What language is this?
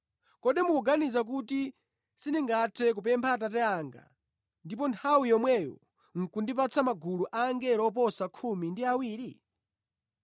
Nyanja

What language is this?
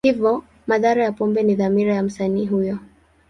Swahili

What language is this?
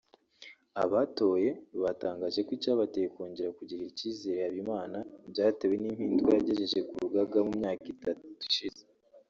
Kinyarwanda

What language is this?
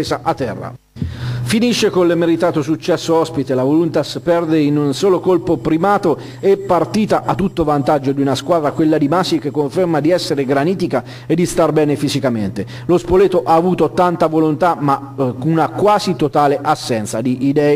Italian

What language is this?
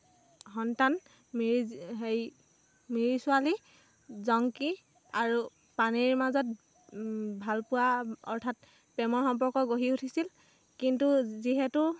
Assamese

